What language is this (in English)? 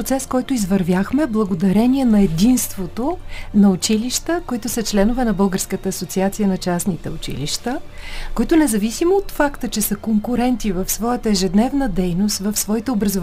Bulgarian